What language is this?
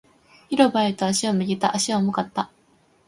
Japanese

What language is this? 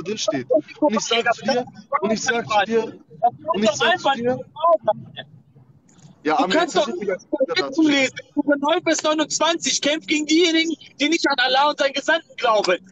German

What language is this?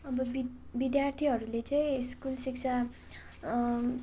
Nepali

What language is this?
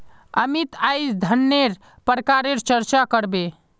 Magahi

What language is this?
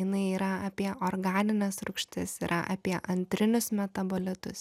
Lithuanian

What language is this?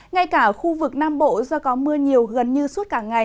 Vietnamese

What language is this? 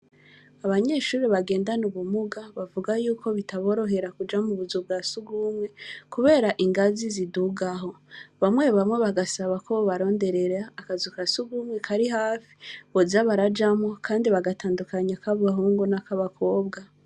Rundi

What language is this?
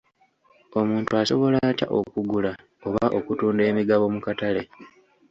Ganda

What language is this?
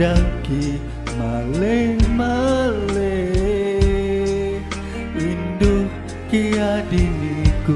Indonesian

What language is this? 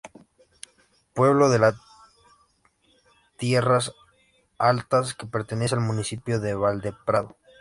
Spanish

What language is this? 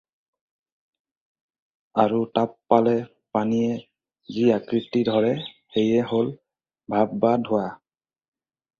Assamese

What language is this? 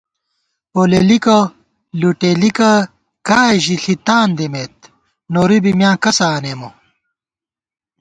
Gawar-Bati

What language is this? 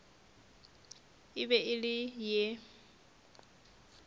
Northern Sotho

